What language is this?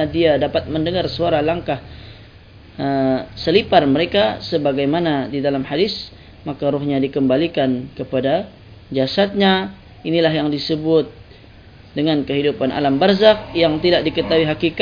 Malay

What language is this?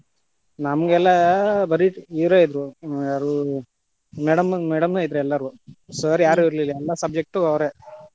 Kannada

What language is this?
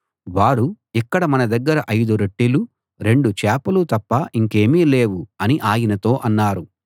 Telugu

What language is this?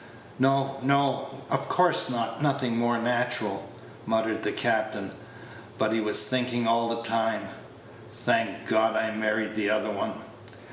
English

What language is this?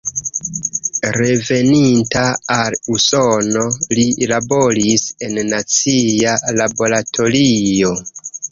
Esperanto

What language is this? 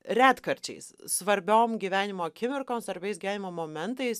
Lithuanian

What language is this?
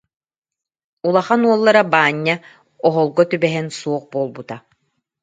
Yakut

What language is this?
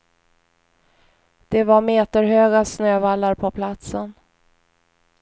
Swedish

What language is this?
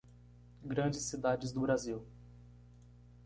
Portuguese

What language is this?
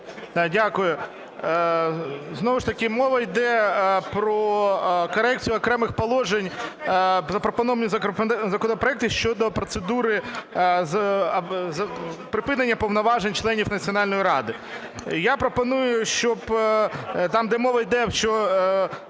Ukrainian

